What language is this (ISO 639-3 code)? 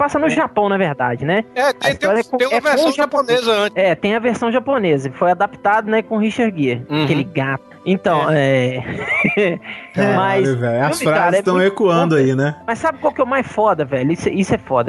por